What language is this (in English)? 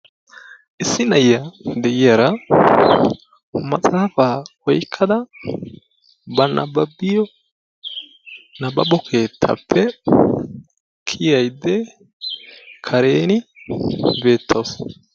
Wolaytta